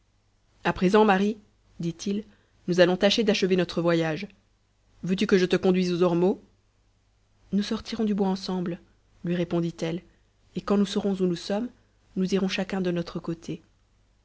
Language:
French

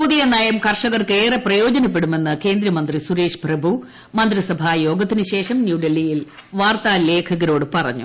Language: Malayalam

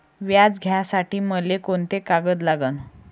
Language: Marathi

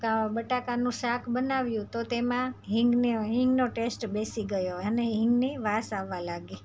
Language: Gujarati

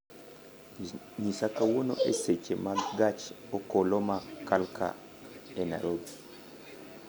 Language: Luo (Kenya and Tanzania)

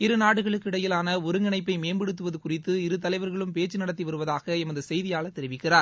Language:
Tamil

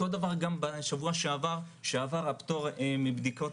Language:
Hebrew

